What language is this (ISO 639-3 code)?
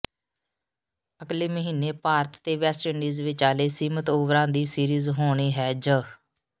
pan